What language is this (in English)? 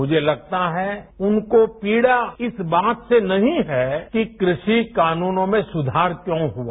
Hindi